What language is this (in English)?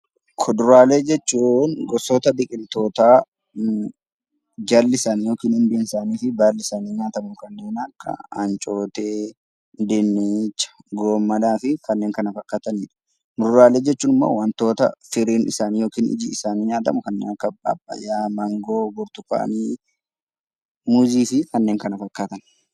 Oromo